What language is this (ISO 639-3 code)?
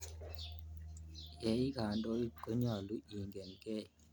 kln